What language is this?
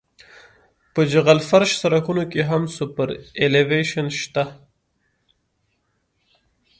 Pashto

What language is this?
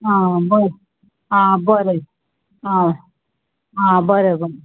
Konkani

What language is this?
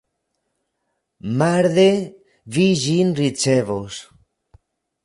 Esperanto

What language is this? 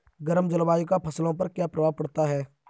Hindi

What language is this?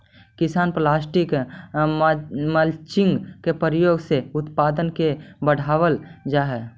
Magahi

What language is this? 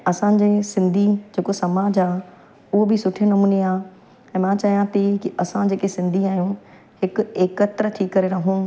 Sindhi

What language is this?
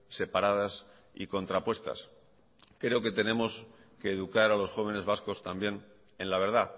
Spanish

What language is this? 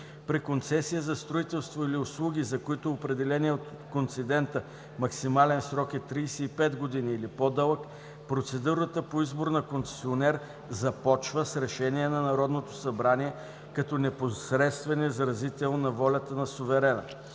Bulgarian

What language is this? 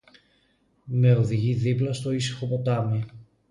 Greek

